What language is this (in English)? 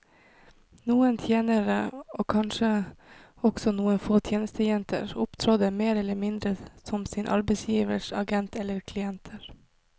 Norwegian